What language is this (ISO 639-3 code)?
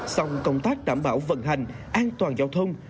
vie